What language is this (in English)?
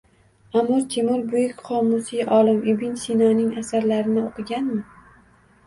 Uzbek